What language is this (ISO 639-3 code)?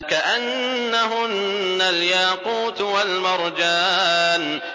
ara